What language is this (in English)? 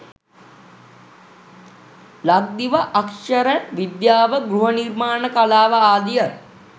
Sinhala